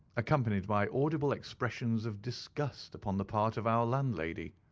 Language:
English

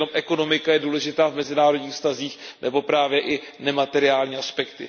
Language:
Czech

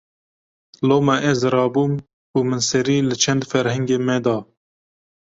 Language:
Kurdish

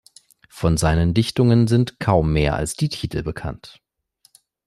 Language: German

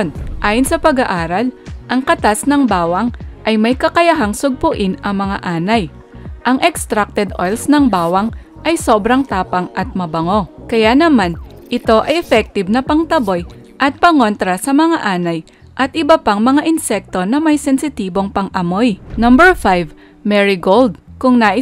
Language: Filipino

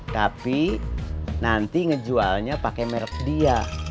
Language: Indonesian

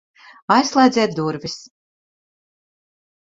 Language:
Latvian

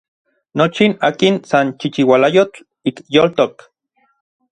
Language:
Orizaba Nahuatl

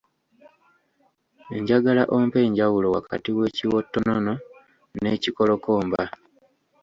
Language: Ganda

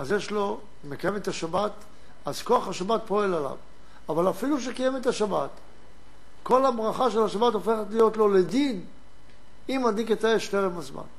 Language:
Hebrew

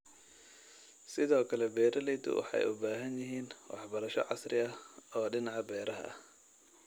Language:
Somali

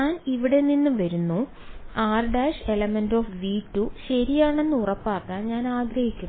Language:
Malayalam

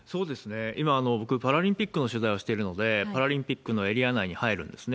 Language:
Japanese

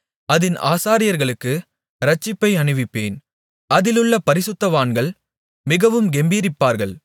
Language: Tamil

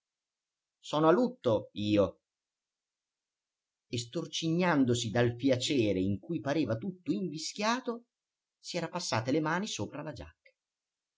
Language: Italian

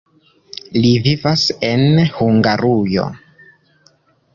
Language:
Esperanto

